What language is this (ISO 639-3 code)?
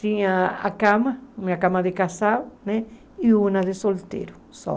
por